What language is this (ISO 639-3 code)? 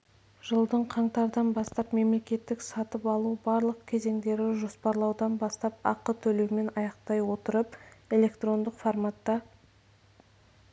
kaz